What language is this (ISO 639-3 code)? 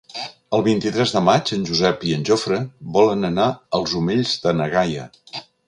cat